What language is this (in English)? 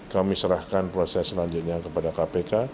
Indonesian